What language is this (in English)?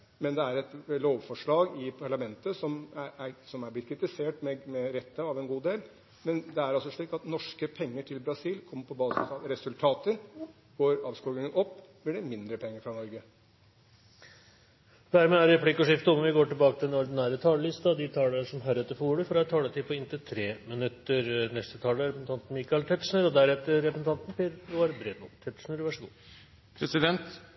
Norwegian Bokmål